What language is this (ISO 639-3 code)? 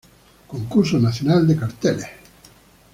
spa